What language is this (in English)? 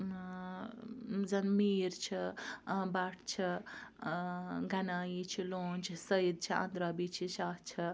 Kashmiri